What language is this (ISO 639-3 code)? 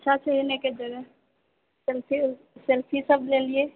mai